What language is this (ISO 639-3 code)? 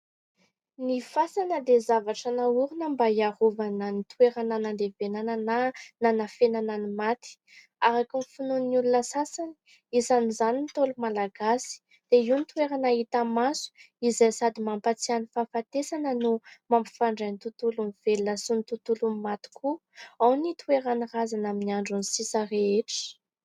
mlg